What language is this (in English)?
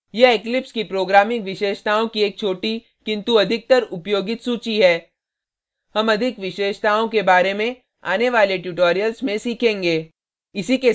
Hindi